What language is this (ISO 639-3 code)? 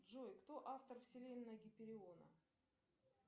rus